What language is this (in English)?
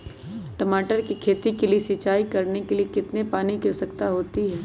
Magahi